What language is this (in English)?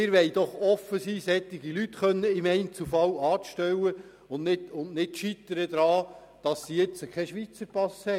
Swiss German